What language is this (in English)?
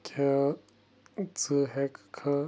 Kashmiri